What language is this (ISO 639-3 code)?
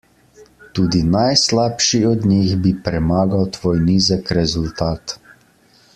slv